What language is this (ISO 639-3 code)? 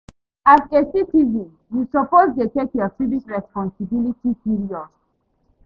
pcm